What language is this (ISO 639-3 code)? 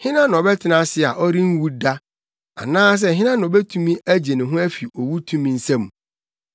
aka